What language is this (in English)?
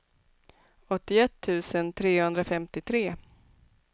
Swedish